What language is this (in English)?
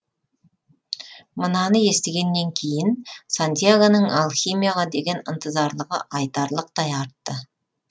Kazakh